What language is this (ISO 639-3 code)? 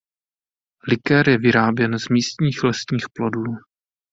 ces